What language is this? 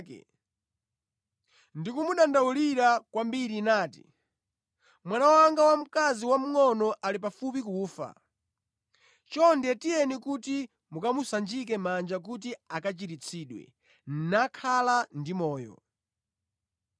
Nyanja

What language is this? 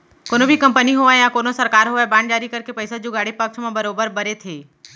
Chhattisgarhi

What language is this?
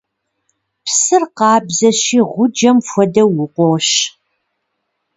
Kabardian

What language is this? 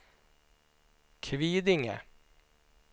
Swedish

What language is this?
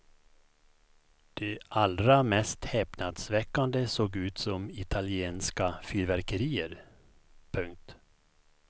Swedish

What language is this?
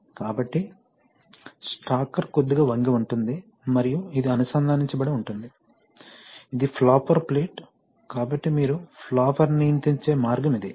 Telugu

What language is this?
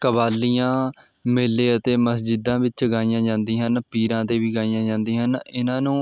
Punjabi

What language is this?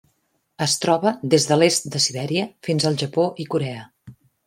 Catalan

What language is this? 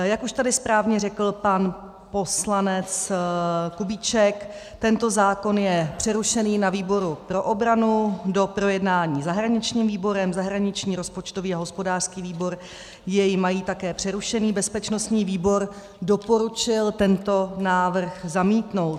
Czech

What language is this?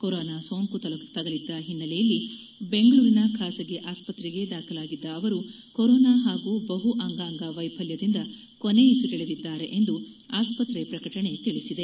Kannada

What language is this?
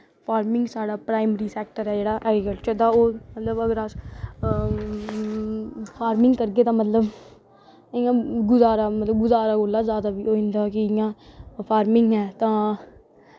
Dogri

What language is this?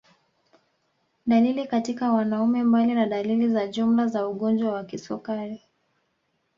Swahili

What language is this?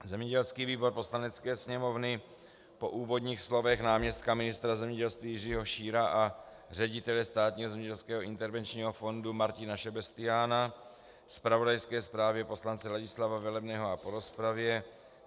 Czech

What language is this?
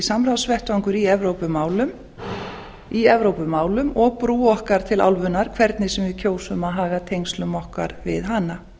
Icelandic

